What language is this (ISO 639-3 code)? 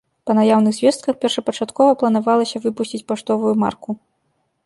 bel